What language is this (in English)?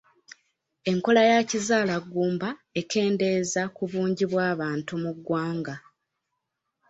Ganda